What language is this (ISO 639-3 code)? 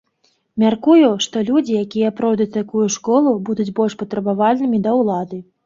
bel